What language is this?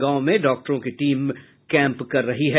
Hindi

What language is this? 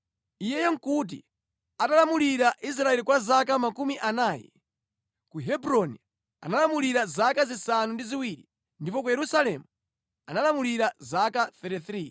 Nyanja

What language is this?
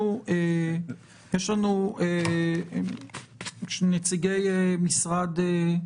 Hebrew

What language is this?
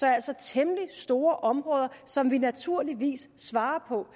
Danish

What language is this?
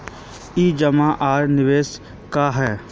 Magahi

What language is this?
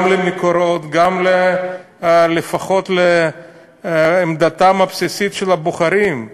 Hebrew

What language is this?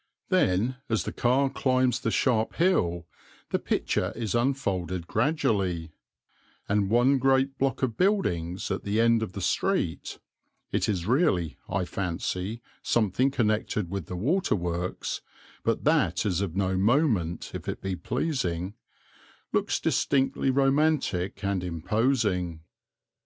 English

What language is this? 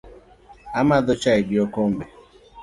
Luo (Kenya and Tanzania)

